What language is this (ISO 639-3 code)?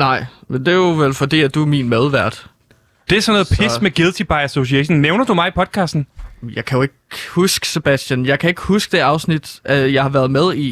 dan